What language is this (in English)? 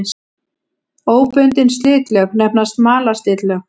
Icelandic